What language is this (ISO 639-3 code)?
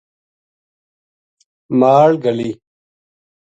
gju